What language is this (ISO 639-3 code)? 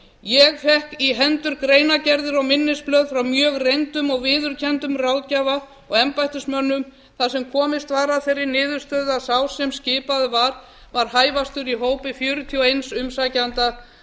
isl